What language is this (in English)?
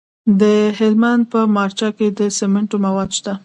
Pashto